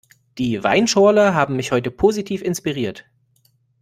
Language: German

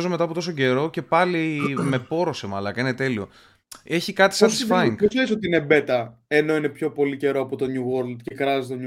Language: Greek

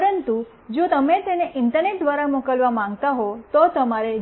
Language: Gujarati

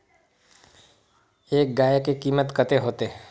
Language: Magahi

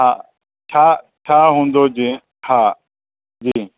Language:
Sindhi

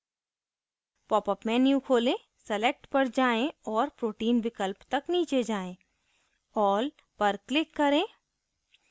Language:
Hindi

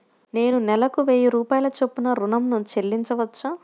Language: Telugu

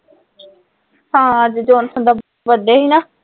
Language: Punjabi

